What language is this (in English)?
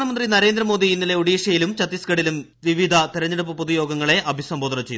Malayalam